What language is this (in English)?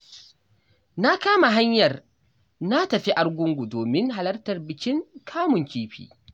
Hausa